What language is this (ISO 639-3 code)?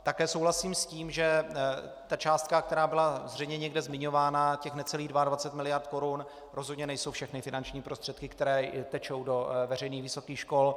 ces